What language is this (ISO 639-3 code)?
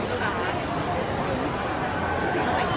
tha